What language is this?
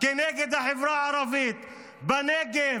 Hebrew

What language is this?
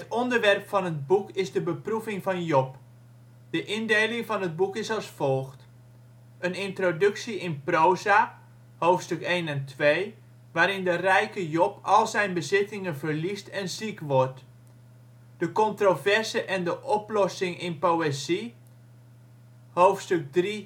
Dutch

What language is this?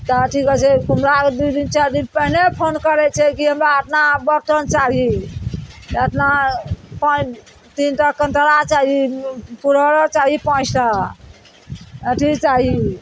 Maithili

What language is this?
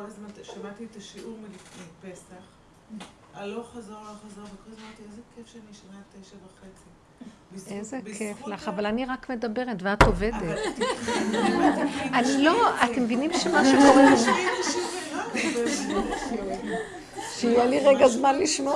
Hebrew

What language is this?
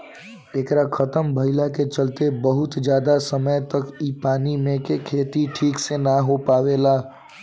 Bhojpuri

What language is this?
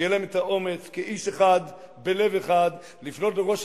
Hebrew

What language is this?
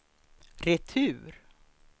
Swedish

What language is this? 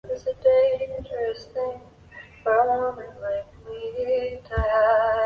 Chinese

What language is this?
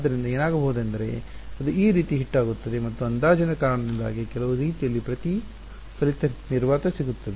Kannada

